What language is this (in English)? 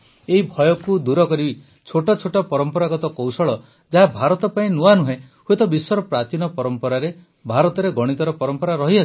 Odia